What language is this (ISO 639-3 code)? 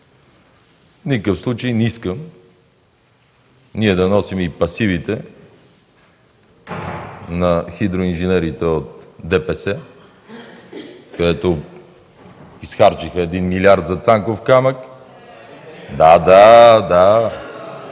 bul